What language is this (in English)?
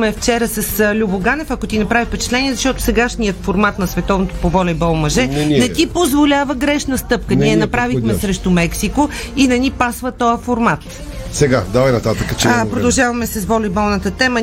Bulgarian